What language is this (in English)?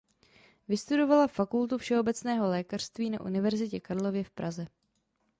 Czech